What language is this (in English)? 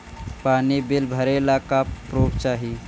Bhojpuri